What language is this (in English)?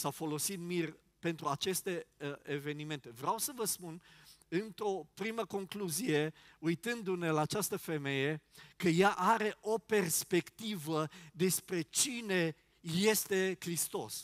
Romanian